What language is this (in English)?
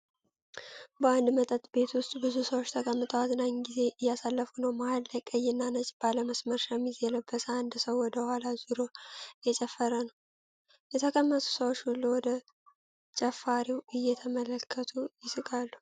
Amharic